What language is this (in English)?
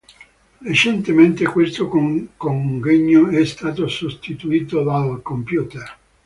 Italian